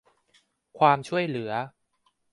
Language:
Thai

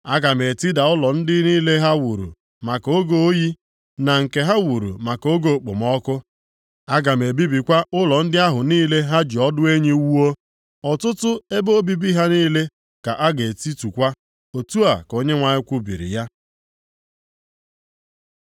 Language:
Igbo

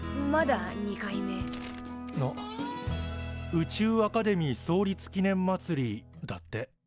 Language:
Japanese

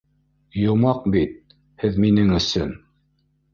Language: Bashkir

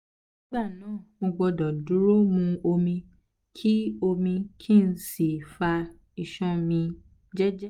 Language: Yoruba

